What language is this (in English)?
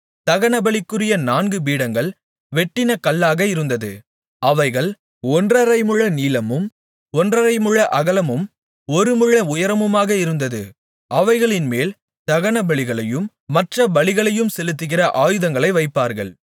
Tamil